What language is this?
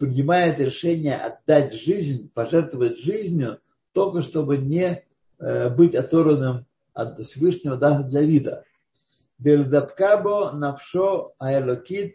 Russian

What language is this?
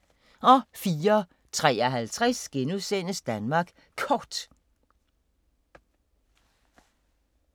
Danish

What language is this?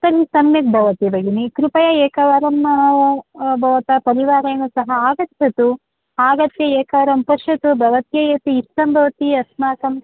Sanskrit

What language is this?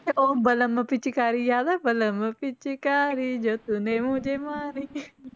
Punjabi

